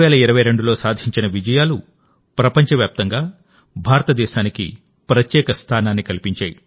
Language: Telugu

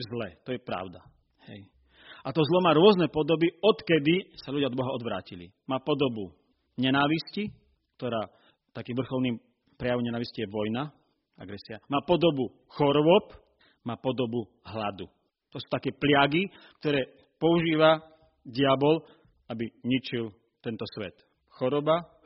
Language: Slovak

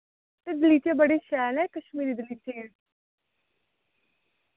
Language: Dogri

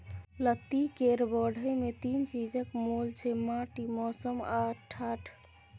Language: Maithili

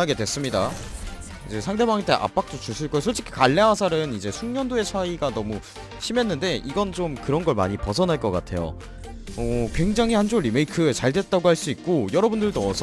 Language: Korean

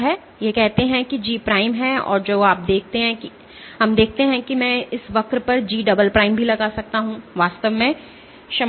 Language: Hindi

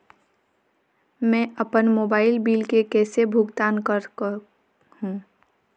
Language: Chhattisgarhi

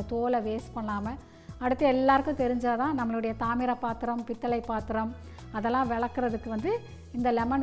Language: Arabic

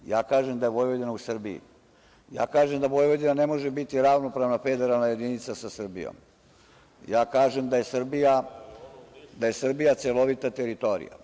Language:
Serbian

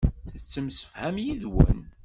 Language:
Kabyle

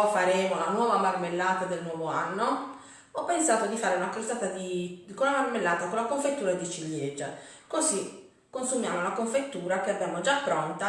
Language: Italian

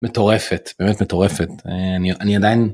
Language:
Hebrew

